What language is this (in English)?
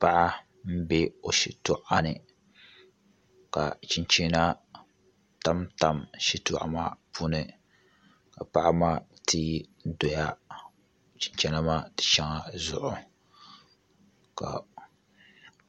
Dagbani